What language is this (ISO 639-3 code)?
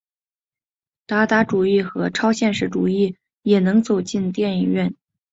zho